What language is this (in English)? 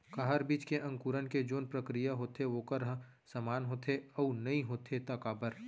Chhattisgarhi